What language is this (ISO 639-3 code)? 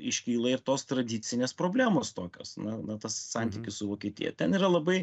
lit